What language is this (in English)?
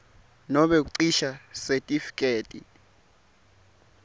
Swati